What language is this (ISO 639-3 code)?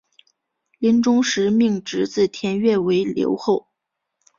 zho